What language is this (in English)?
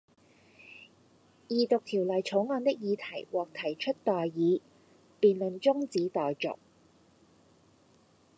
Cantonese